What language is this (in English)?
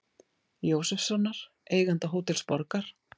Icelandic